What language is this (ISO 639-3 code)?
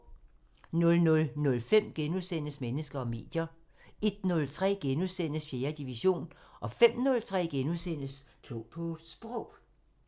dan